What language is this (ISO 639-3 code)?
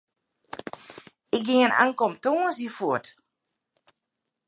fry